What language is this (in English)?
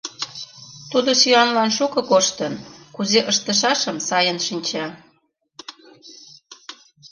Mari